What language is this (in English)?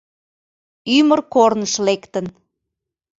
Mari